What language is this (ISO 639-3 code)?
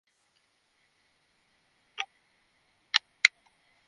ben